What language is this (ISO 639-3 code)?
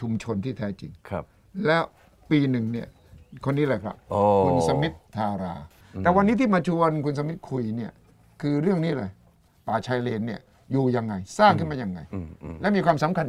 tha